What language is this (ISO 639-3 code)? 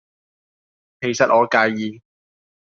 yue